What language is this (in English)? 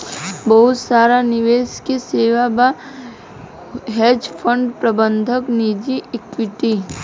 Bhojpuri